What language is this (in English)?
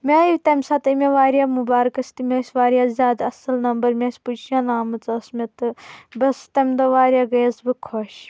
Kashmiri